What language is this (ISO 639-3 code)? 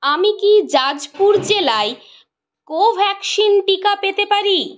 ben